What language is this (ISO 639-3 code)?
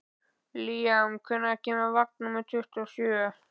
isl